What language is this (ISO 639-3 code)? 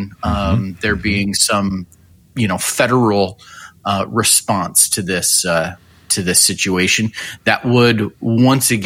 eng